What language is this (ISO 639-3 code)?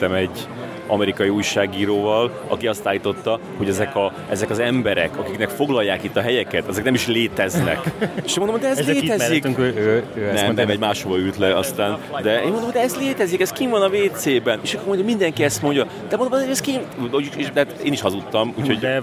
hun